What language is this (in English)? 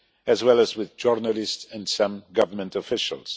English